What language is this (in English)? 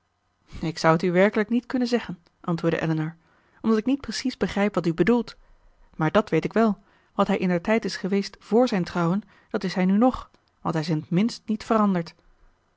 Dutch